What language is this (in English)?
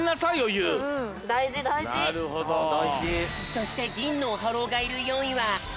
Japanese